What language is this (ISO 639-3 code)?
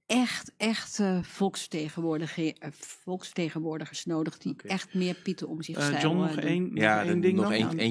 nld